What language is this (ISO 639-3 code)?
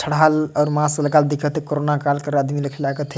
sck